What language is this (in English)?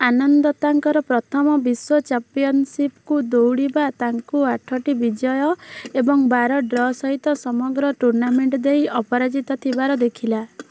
Odia